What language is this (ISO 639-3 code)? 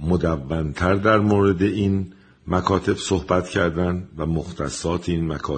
fas